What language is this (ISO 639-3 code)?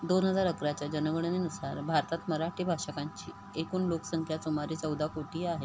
mar